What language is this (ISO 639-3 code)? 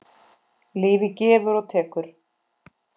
isl